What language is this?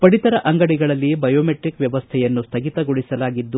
Kannada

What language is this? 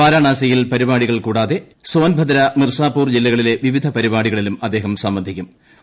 Malayalam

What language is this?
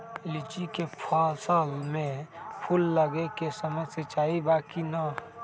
Magahi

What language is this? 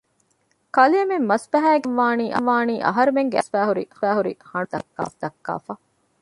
Divehi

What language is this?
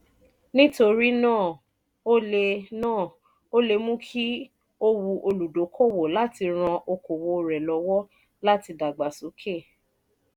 Yoruba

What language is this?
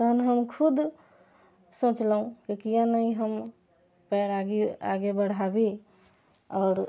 Maithili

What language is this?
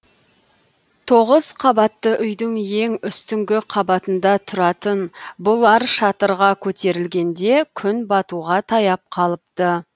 Kazakh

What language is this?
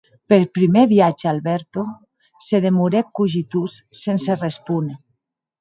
Occitan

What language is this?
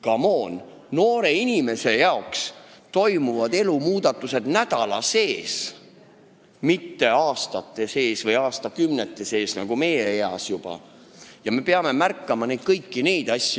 Estonian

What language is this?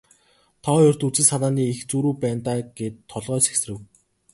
Mongolian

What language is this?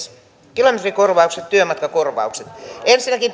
Finnish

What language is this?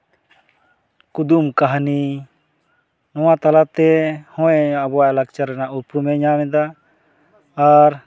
Santali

